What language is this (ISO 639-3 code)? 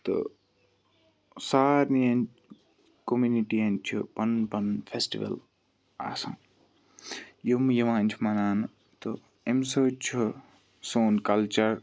kas